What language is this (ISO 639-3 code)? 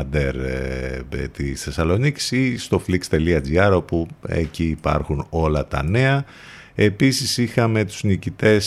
ell